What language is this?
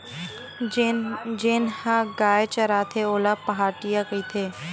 Chhattisgarhi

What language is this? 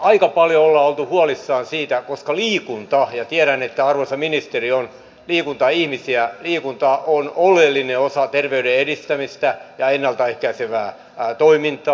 Finnish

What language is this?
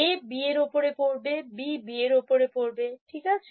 Bangla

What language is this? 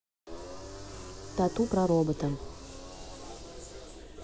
Russian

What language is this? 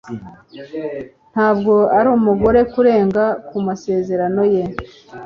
Kinyarwanda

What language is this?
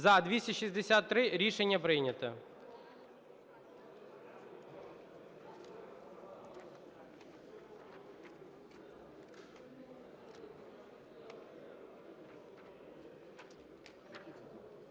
Ukrainian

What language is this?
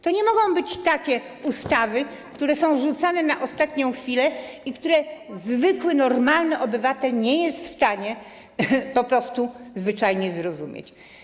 Polish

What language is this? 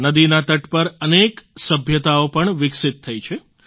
Gujarati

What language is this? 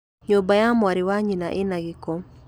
Kikuyu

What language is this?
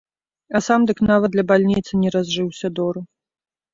Belarusian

